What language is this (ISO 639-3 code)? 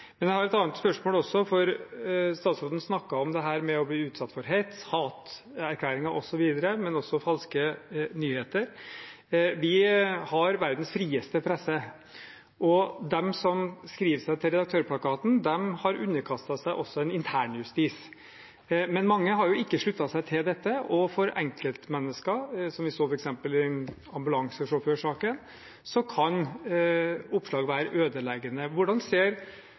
nob